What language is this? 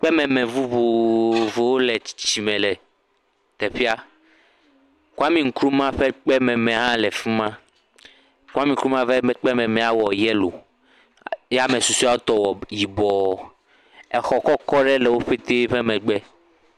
Ewe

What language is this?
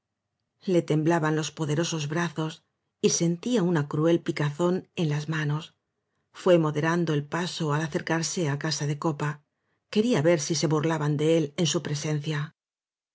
Spanish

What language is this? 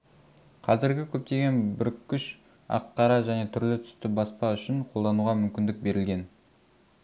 Kazakh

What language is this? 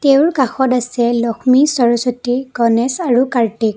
Assamese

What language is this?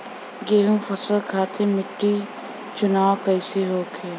Bhojpuri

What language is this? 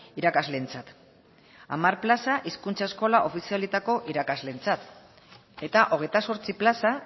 Basque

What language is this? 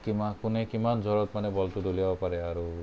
Assamese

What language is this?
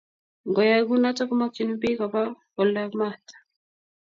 Kalenjin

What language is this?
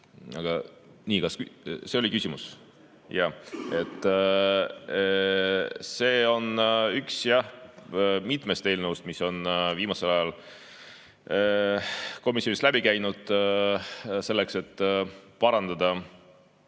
Estonian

